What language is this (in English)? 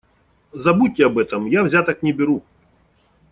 Russian